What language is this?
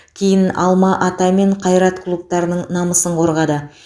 Kazakh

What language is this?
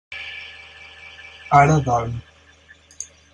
Catalan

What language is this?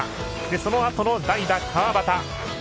Japanese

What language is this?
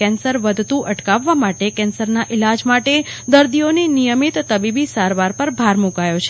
Gujarati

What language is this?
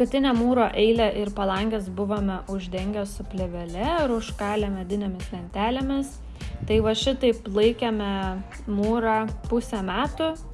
Lithuanian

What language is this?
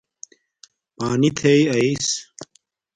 Domaaki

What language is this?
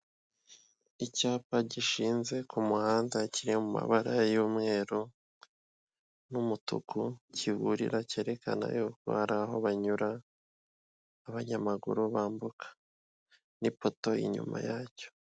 Kinyarwanda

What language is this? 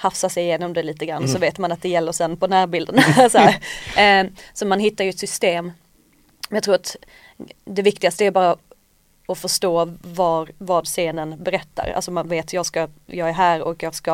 Swedish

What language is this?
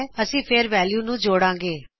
Punjabi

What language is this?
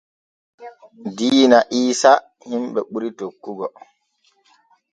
Borgu Fulfulde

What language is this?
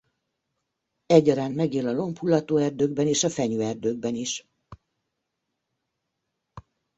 Hungarian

